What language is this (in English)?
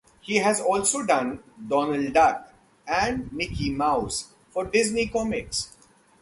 English